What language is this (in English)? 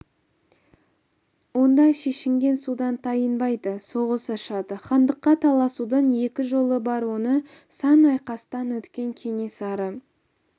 Kazakh